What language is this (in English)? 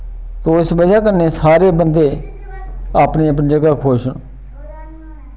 Dogri